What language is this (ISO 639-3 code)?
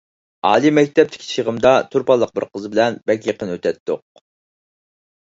uig